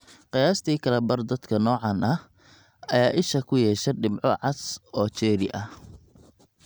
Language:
Somali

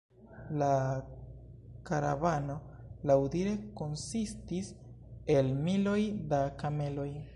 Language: Esperanto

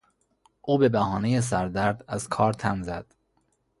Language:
Persian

